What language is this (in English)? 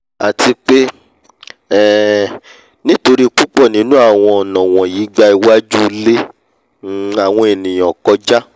Yoruba